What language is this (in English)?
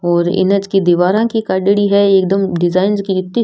Rajasthani